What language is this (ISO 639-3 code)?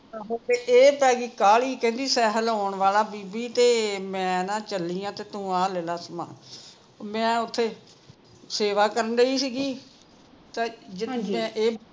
pan